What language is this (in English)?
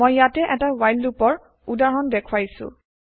Assamese